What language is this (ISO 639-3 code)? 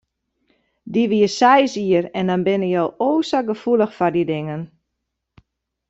fry